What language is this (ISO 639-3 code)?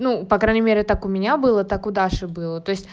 rus